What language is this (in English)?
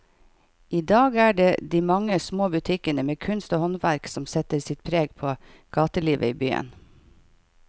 Norwegian